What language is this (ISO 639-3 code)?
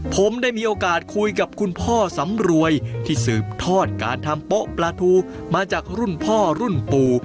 tha